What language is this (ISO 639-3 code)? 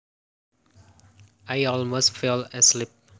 jav